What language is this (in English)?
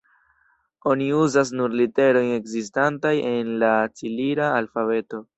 Esperanto